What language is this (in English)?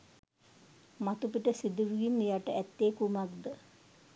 Sinhala